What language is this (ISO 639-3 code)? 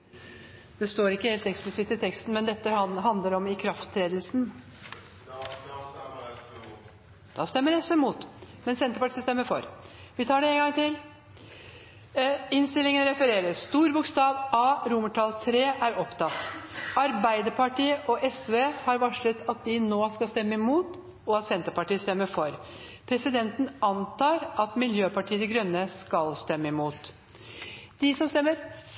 nor